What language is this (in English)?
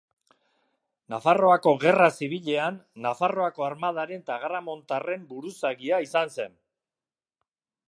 Basque